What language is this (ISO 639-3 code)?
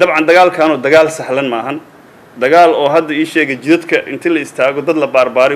ara